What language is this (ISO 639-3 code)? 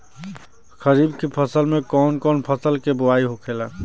bho